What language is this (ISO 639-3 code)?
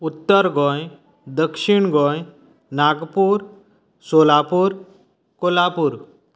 kok